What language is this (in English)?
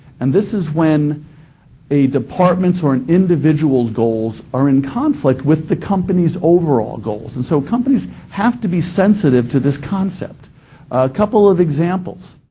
English